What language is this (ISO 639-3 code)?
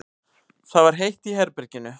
isl